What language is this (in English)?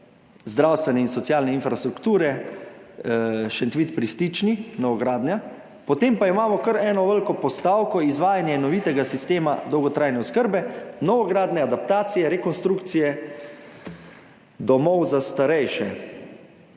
Slovenian